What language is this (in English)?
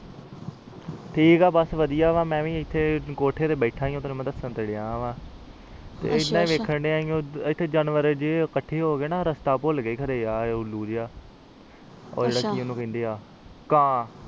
Punjabi